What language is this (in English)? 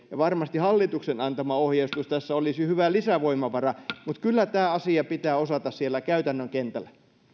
Finnish